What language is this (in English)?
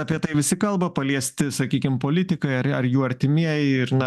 Lithuanian